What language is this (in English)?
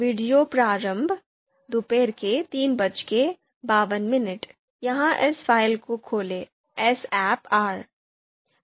Hindi